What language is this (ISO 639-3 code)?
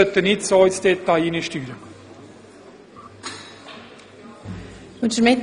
gsw